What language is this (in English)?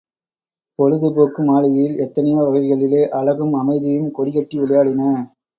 Tamil